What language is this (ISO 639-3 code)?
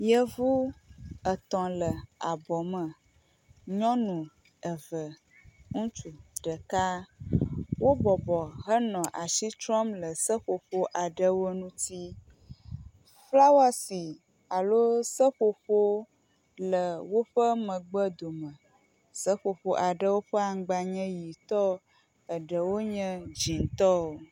ewe